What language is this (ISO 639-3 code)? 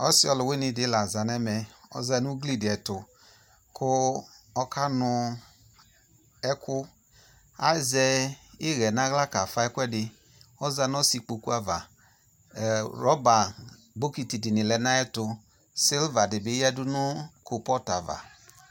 kpo